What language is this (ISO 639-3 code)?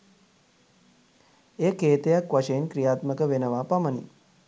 sin